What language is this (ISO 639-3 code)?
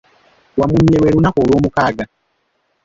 lug